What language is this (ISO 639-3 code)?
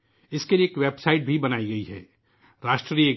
urd